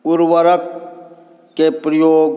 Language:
Maithili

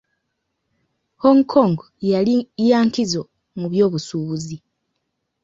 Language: Ganda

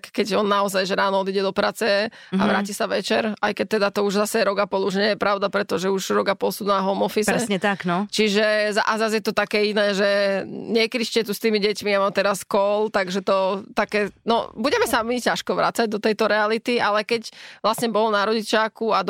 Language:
Slovak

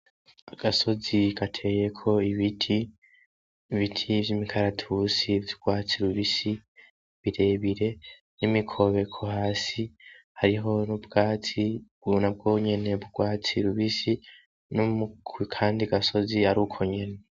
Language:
Rundi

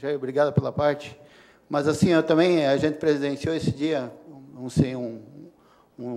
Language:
Portuguese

